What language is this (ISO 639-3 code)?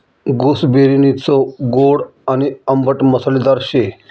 mar